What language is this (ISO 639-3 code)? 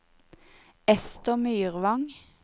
nor